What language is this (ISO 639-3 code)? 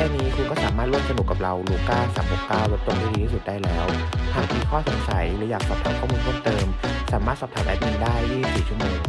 tha